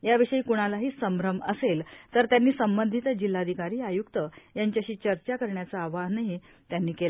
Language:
Marathi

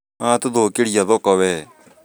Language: Kikuyu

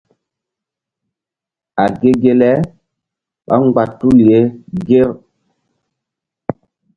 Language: Mbum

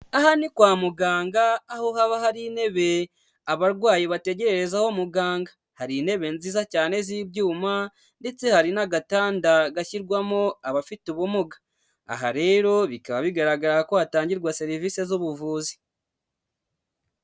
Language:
Kinyarwanda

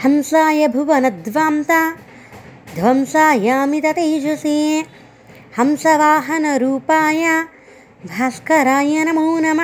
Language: Telugu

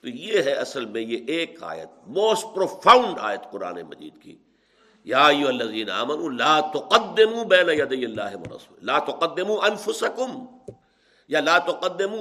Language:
Urdu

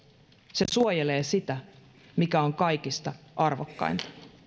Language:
Finnish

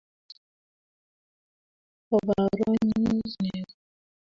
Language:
Kalenjin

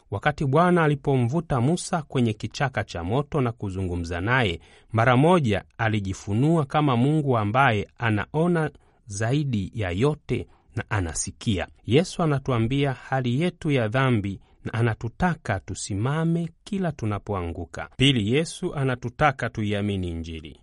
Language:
Swahili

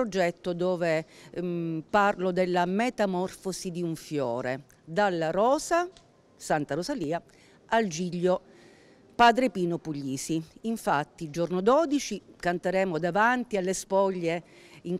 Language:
Italian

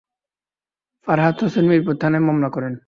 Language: Bangla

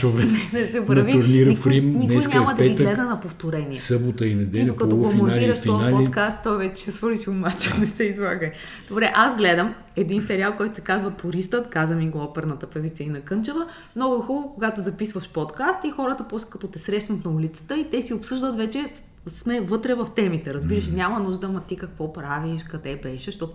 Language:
Bulgarian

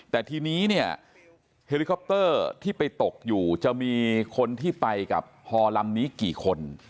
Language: Thai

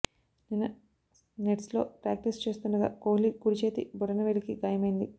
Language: Telugu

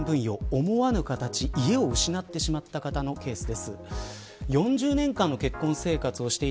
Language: Japanese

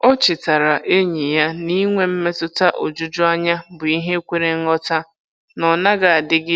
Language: Igbo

